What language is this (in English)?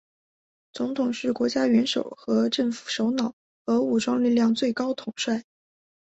Chinese